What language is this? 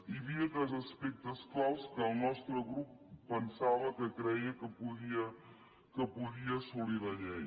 Catalan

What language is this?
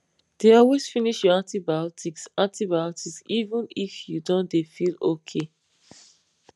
Nigerian Pidgin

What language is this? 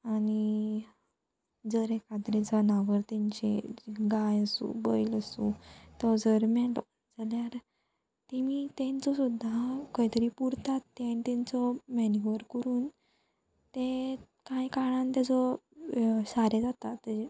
Konkani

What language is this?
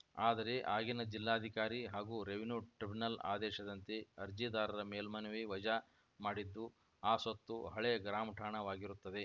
Kannada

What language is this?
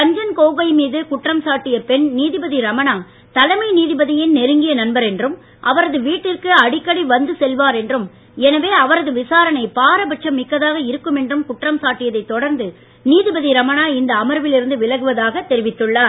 Tamil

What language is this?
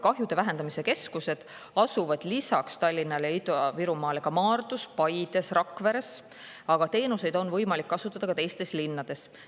Estonian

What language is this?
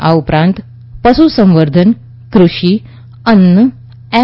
Gujarati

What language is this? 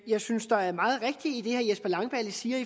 Danish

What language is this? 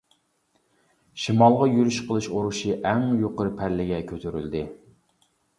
Uyghur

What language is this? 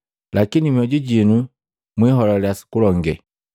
Matengo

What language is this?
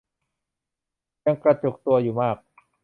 Thai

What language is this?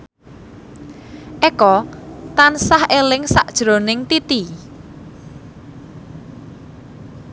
Javanese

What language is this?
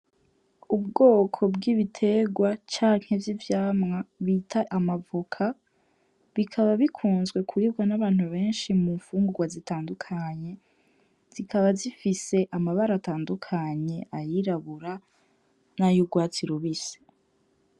Rundi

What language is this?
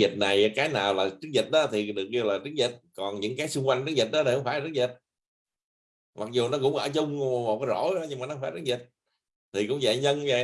Vietnamese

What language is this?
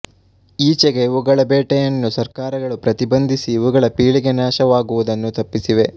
Kannada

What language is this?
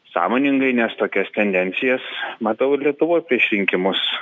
Lithuanian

